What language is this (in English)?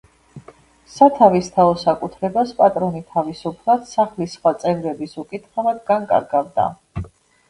Georgian